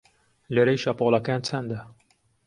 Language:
Central Kurdish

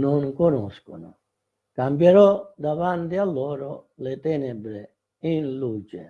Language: Italian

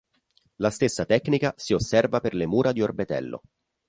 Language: Italian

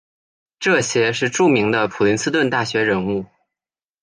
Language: Chinese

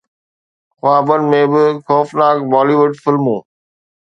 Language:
Sindhi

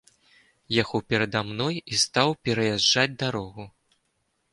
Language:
Belarusian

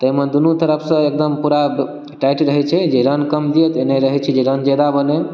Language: Maithili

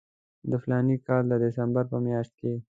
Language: Pashto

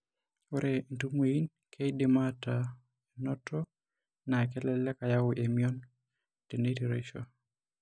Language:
Masai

